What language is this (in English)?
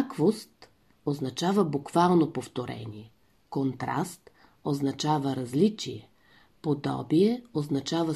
Bulgarian